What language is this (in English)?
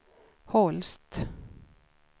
Swedish